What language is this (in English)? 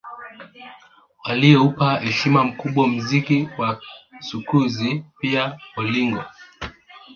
Swahili